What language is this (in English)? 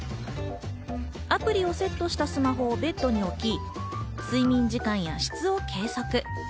Japanese